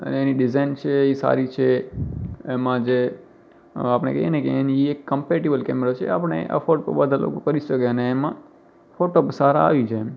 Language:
Gujarati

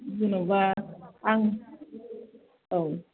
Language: Bodo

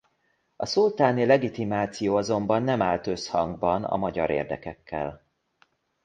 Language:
Hungarian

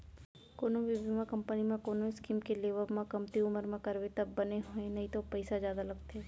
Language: Chhattisgarhi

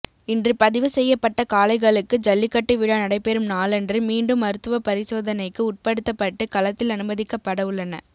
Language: Tamil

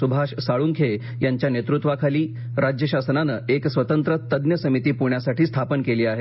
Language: Marathi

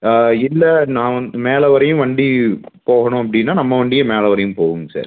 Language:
Tamil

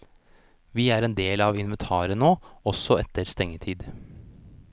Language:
Norwegian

